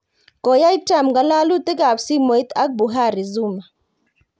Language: Kalenjin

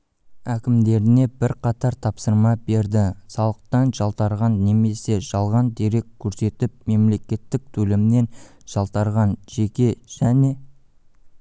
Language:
Kazakh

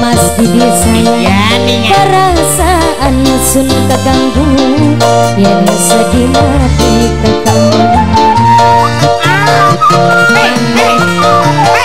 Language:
Indonesian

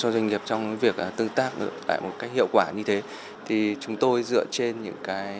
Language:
Vietnamese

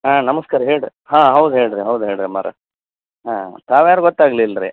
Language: Kannada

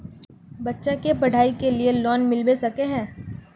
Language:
Magahi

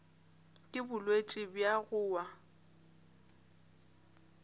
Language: Northern Sotho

